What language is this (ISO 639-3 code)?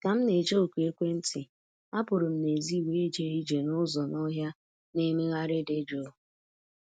ibo